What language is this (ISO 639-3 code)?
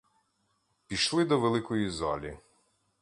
ukr